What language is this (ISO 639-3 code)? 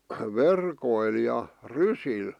fin